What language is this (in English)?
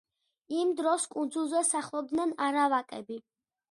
Georgian